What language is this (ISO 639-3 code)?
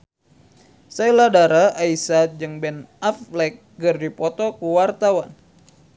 sun